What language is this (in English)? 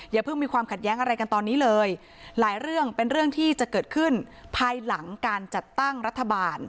Thai